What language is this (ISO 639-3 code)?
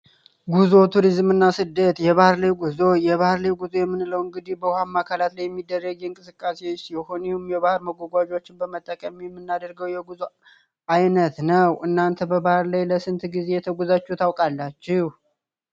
amh